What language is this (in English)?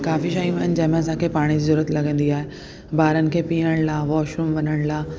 Sindhi